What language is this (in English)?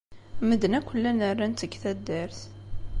Kabyle